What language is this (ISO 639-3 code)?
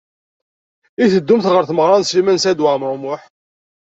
kab